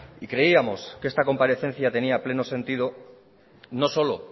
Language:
Spanish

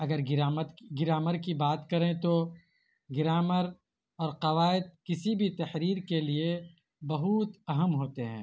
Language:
Urdu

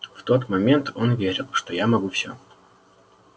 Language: Russian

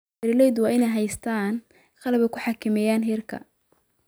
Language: Somali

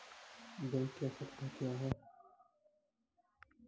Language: Maithili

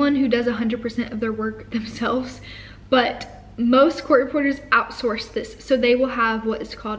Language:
English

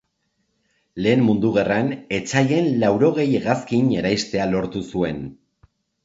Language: Basque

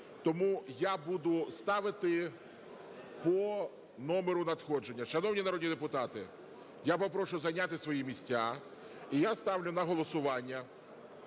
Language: Ukrainian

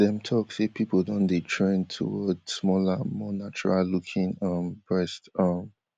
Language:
Nigerian Pidgin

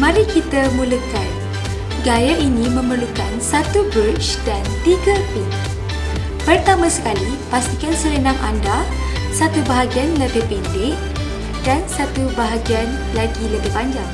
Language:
Malay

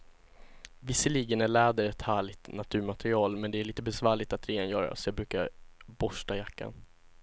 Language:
Swedish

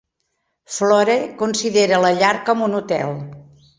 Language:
Catalan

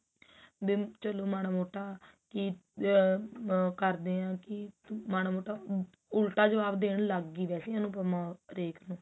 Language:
Punjabi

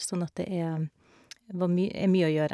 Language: Norwegian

